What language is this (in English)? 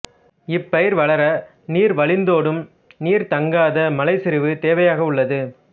Tamil